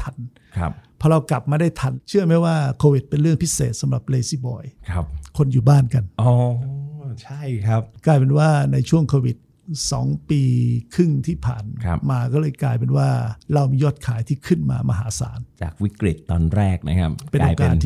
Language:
Thai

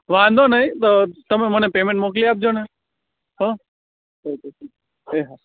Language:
Gujarati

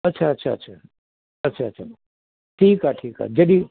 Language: Sindhi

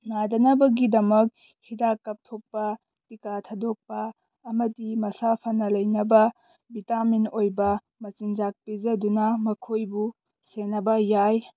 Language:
Manipuri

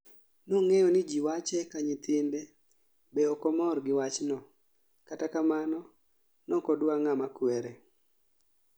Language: Luo (Kenya and Tanzania)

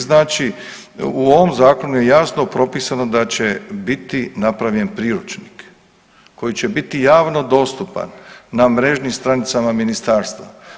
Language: Croatian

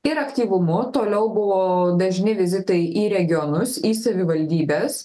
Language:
Lithuanian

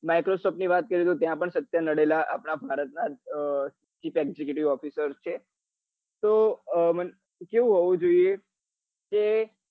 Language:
Gujarati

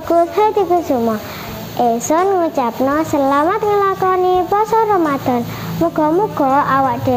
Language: Indonesian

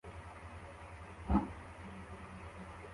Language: Kinyarwanda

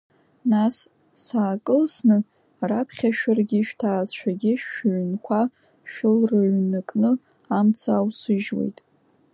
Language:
Abkhazian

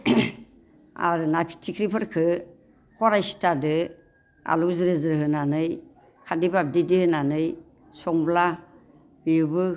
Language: Bodo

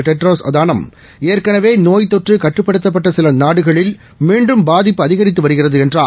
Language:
Tamil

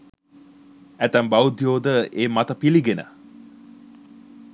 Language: Sinhala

